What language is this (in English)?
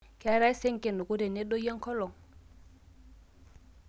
Masai